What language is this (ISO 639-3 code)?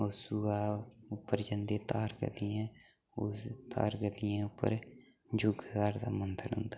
doi